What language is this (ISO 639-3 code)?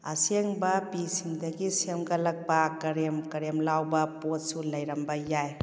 mni